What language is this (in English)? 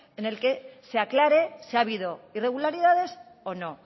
Spanish